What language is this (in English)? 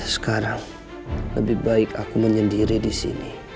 Indonesian